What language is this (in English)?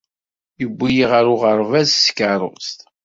Kabyle